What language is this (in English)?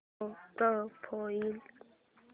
Marathi